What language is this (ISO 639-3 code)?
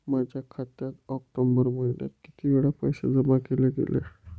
mar